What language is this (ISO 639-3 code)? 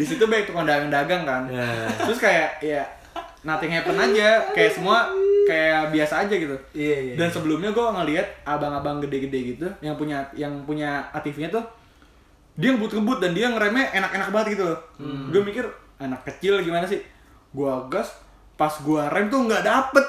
ind